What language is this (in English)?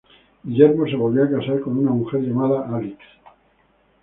Spanish